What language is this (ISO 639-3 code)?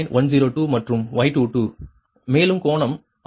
tam